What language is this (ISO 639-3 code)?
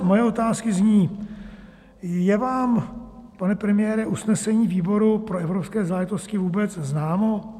ces